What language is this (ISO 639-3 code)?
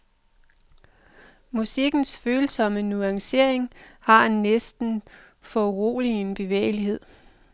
dan